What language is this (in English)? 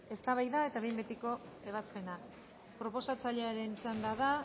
Basque